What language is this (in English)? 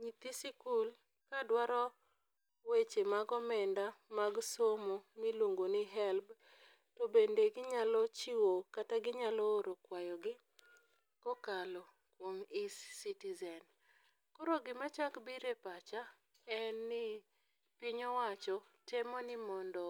Luo (Kenya and Tanzania)